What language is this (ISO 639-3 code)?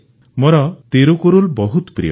ori